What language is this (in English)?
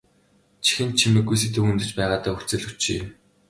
Mongolian